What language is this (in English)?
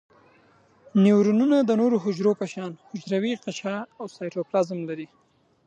Pashto